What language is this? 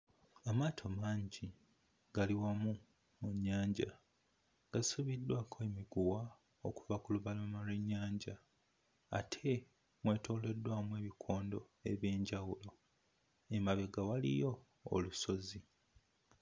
Ganda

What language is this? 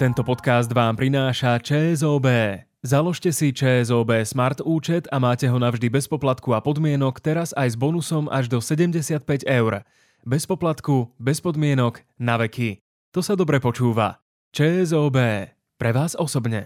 Slovak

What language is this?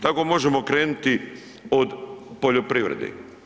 Croatian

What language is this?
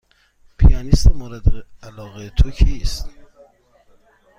Persian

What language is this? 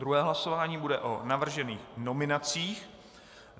Czech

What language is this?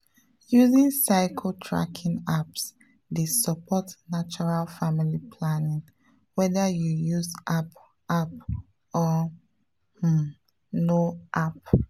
Nigerian Pidgin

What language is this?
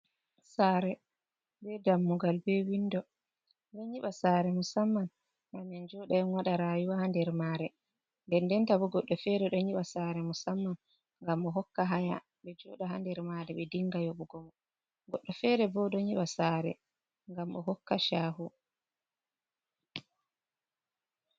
Fula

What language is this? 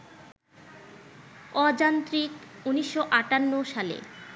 Bangla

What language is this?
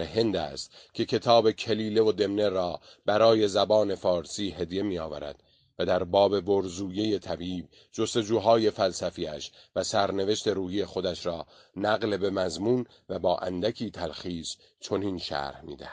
Persian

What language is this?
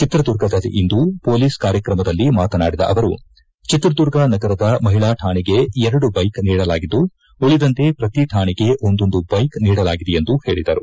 Kannada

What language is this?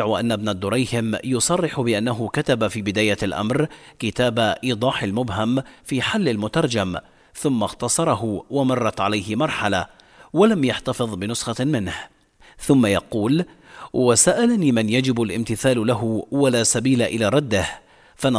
Arabic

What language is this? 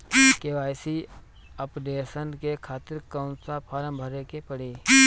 Bhojpuri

